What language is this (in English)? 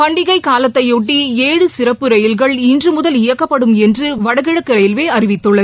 Tamil